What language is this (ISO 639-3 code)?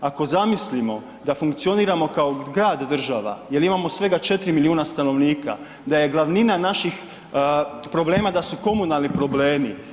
hrv